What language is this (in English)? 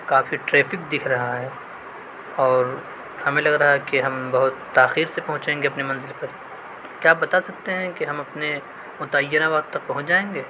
Urdu